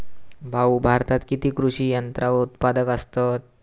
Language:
Marathi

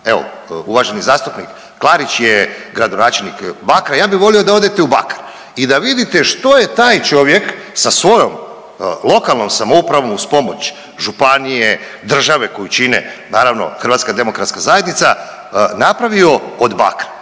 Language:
Croatian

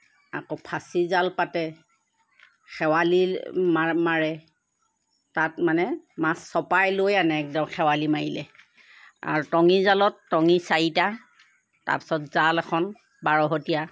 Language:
Assamese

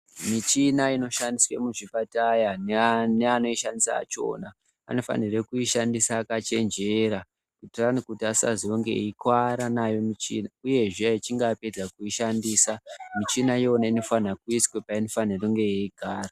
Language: Ndau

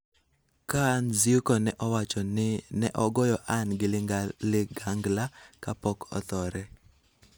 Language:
Luo (Kenya and Tanzania)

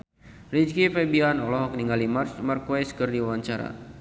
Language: Sundanese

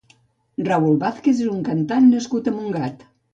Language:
Catalan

